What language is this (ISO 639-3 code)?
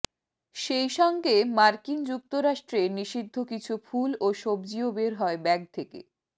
ben